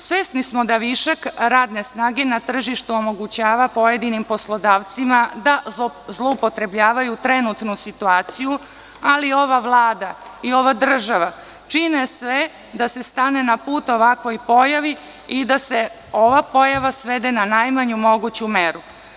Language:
Serbian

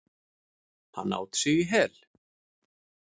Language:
Icelandic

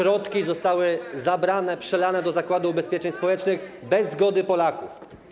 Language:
Polish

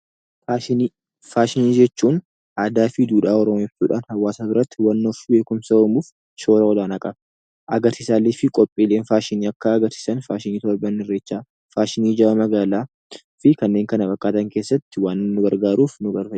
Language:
Oromo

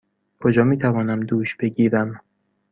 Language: Persian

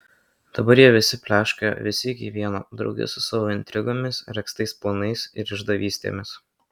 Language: Lithuanian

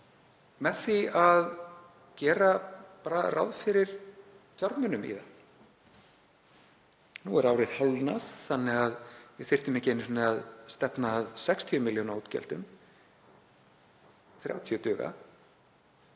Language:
Icelandic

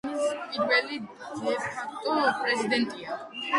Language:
Georgian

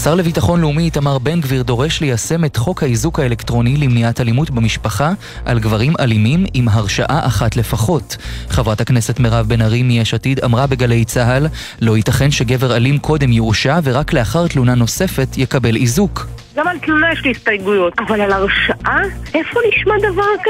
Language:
Hebrew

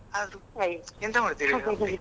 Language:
Kannada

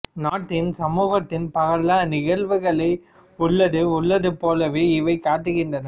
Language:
Tamil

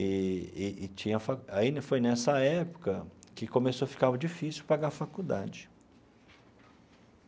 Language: Portuguese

